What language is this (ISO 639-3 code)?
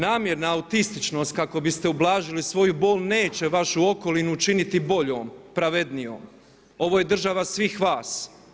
hrv